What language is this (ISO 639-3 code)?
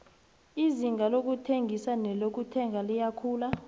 nbl